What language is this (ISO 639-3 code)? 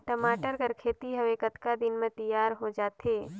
hne